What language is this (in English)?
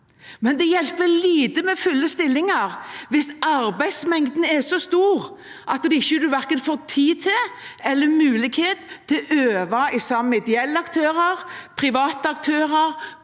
Norwegian